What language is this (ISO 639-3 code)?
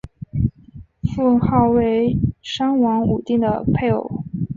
zho